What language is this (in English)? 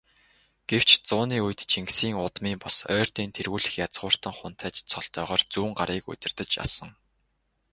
Mongolian